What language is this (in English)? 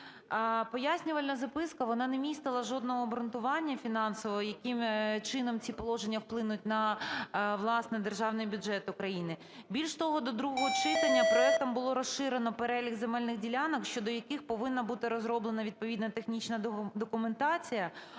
Ukrainian